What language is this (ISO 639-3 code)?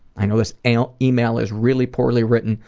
eng